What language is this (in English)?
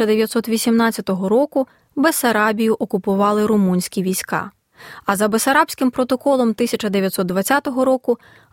Ukrainian